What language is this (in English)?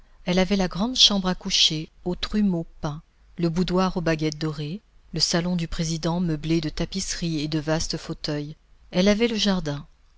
French